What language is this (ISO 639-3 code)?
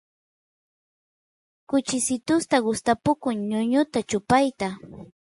qus